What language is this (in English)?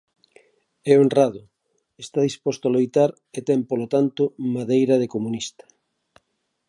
Galician